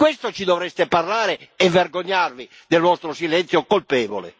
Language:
Italian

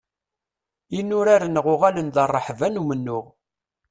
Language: Kabyle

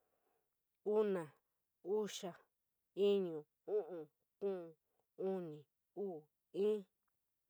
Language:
San Miguel El Grande Mixtec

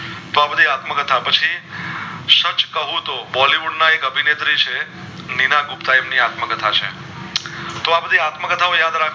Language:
Gujarati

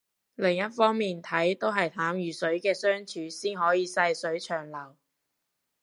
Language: Cantonese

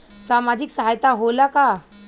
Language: Bhojpuri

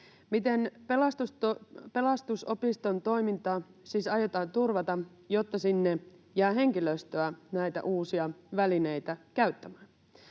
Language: Finnish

